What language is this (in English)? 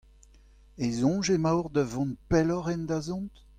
Breton